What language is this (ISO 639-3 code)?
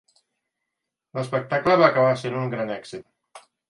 cat